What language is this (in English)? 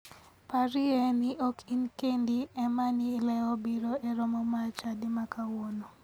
Luo (Kenya and Tanzania)